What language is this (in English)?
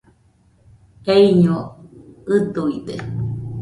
Nüpode Huitoto